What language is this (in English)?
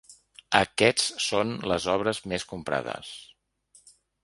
Catalan